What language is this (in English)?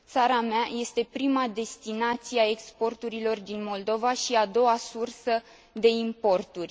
Romanian